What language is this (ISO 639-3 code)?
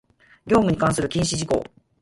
jpn